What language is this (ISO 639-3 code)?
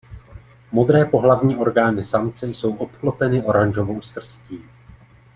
ces